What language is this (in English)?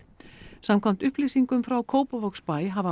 Icelandic